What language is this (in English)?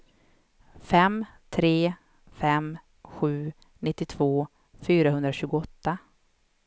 Swedish